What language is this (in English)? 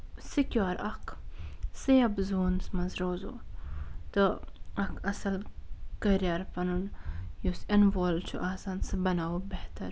Kashmiri